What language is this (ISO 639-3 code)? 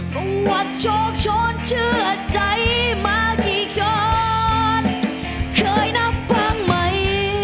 tha